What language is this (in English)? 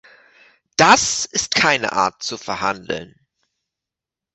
German